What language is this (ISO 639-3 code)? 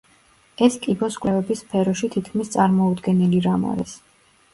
kat